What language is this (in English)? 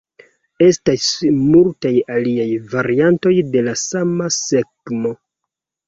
Esperanto